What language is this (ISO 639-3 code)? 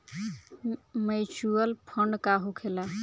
bho